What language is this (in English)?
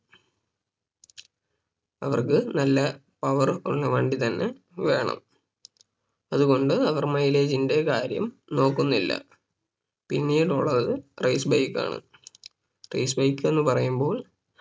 Malayalam